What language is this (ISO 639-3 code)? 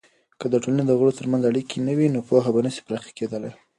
pus